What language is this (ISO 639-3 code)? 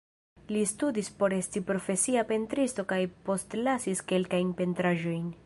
epo